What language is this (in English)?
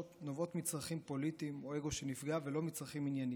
Hebrew